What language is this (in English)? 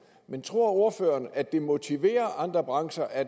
Danish